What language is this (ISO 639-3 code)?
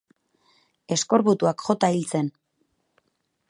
eus